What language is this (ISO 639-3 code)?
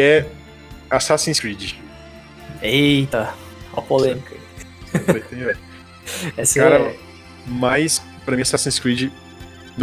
por